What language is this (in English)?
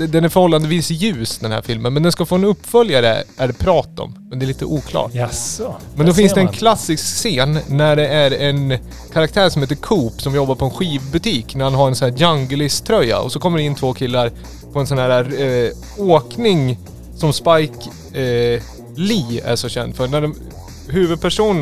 Swedish